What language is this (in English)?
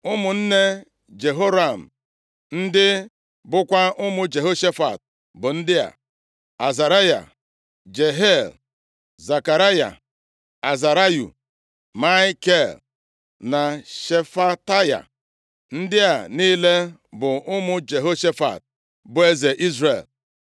Igbo